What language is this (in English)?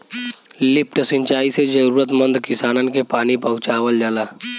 Bhojpuri